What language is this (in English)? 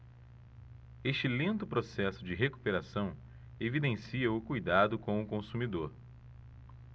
Portuguese